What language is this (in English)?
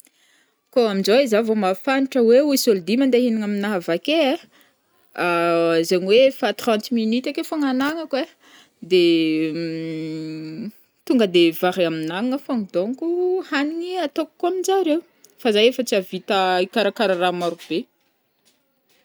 Northern Betsimisaraka Malagasy